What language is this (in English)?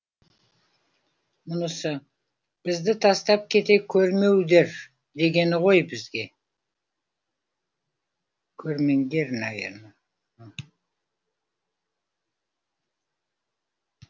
Kazakh